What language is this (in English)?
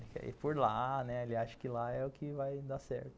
Portuguese